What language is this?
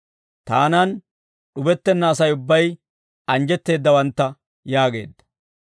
Dawro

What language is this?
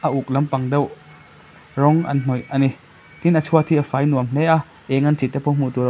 Mizo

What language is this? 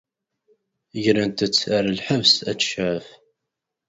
Kabyle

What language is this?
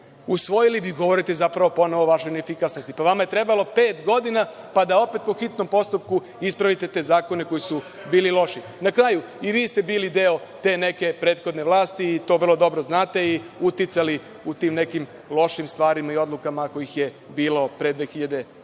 Serbian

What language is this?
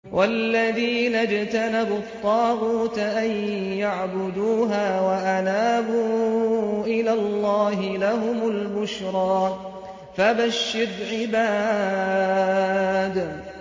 Arabic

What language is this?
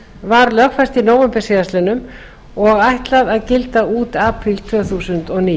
Icelandic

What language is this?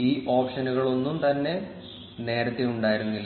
Malayalam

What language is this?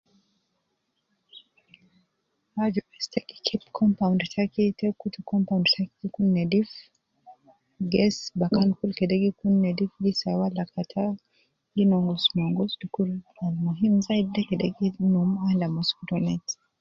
Nubi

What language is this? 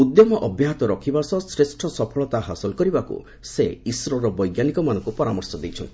Odia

